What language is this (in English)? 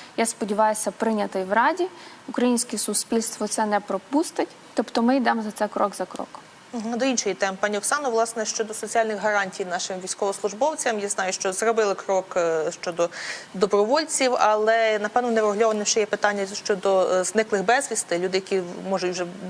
Ukrainian